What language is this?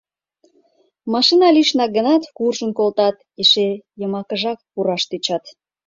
Mari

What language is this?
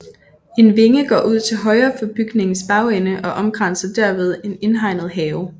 Danish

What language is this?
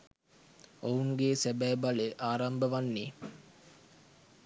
Sinhala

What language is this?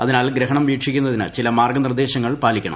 Malayalam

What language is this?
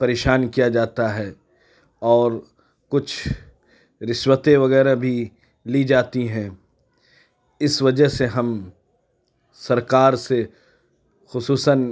Urdu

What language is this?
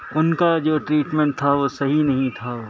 Urdu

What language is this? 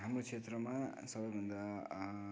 Nepali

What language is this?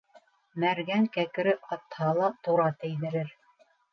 Bashkir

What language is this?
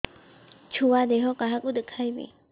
Odia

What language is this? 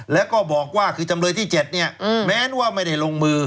Thai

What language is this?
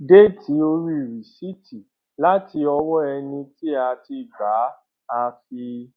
Yoruba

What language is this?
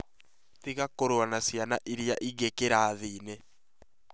Kikuyu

